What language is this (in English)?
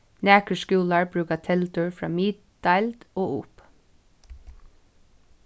Faroese